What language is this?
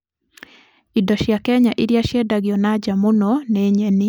Kikuyu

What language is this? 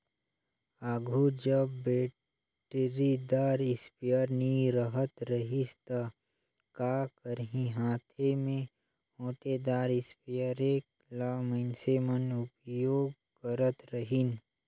Chhattisgarhi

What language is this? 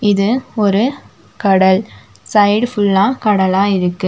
Tamil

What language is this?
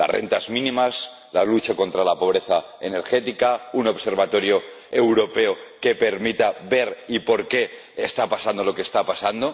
Spanish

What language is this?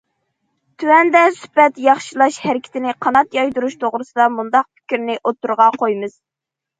Uyghur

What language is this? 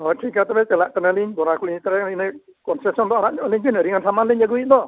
Santali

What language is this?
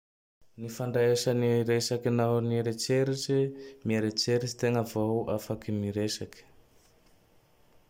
Tandroy-Mahafaly Malagasy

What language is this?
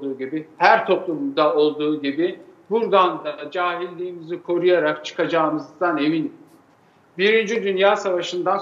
Turkish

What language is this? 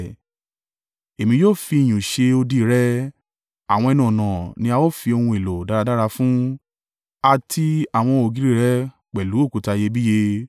Yoruba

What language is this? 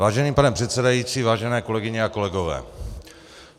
Czech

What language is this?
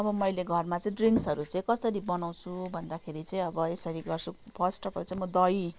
Nepali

